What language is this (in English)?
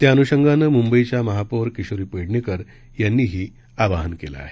Marathi